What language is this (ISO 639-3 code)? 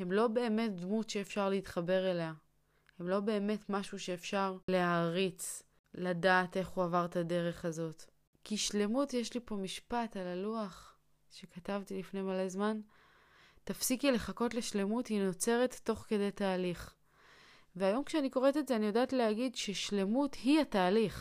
heb